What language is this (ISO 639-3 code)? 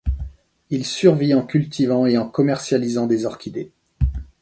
fra